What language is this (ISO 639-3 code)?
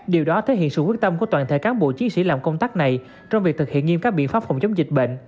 vie